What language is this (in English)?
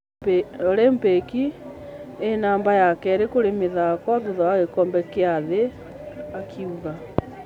Kikuyu